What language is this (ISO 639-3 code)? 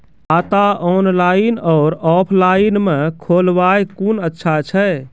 mai